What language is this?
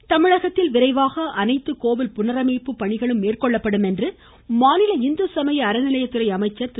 Tamil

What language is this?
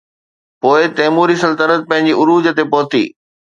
Sindhi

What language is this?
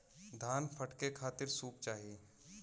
Bhojpuri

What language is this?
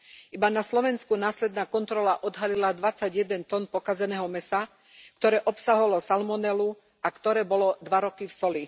Slovak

